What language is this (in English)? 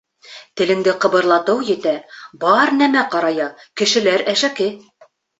Bashkir